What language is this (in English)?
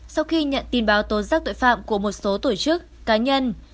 Vietnamese